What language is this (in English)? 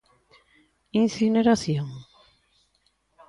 Galician